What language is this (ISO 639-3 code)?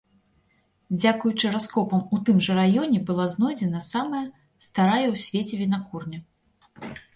bel